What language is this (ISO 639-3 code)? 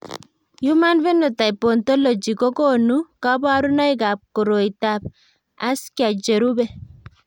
kln